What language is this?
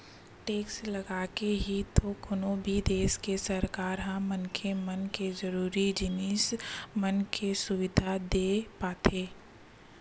Chhattisgarhi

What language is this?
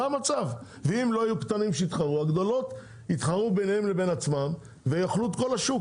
Hebrew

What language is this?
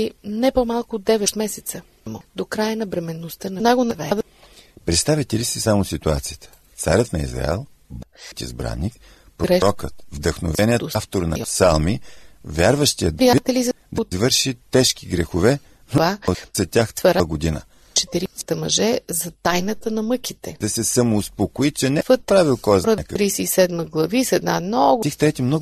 Bulgarian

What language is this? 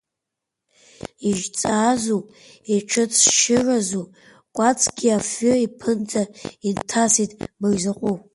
Abkhazian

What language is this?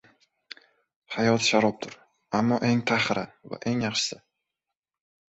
Uzbek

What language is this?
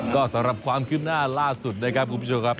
Thai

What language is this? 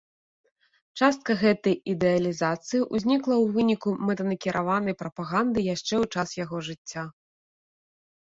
Belarusian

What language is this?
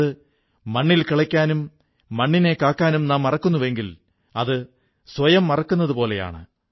Malayalam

